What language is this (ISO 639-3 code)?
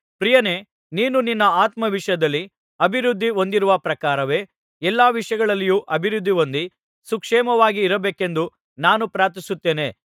kan